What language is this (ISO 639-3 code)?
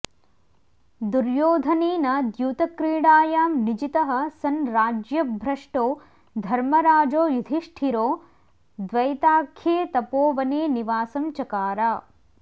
san